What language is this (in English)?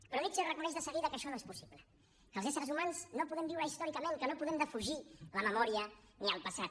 Catalan